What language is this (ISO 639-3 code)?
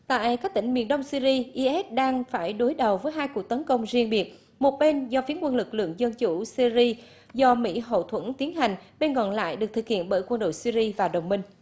vie